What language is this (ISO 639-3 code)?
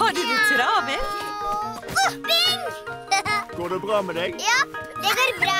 nor